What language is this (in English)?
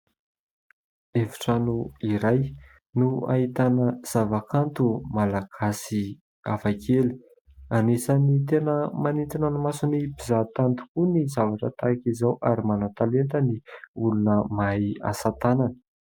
Malagasy